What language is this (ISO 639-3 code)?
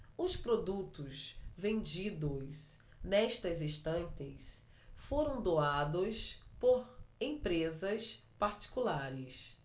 por